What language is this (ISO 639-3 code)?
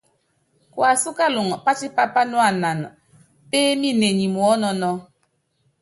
yav